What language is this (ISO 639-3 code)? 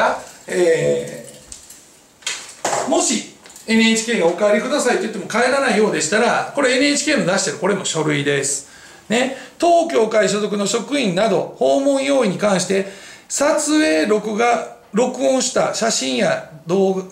jpn